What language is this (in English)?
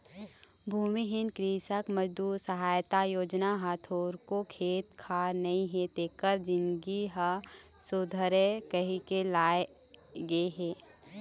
Chhattisgarhi